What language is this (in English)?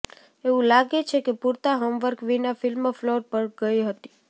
Gujarati